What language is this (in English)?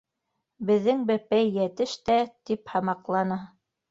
Bashkir